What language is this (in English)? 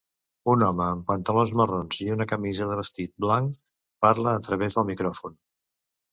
Catalan